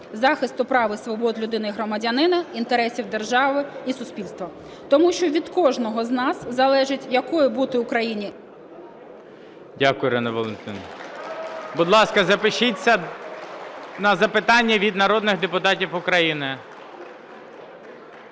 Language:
Ukrainian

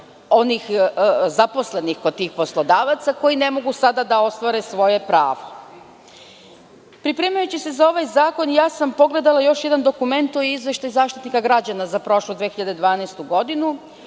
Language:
Serbian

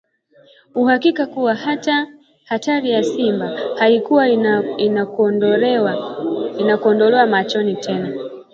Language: Swahili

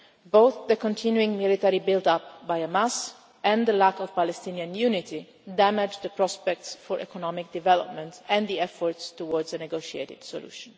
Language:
English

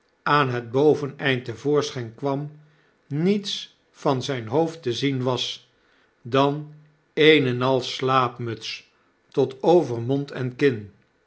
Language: Dutch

